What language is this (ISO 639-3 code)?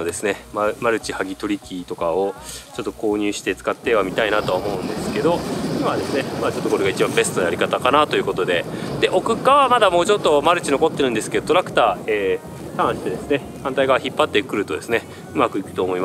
jpn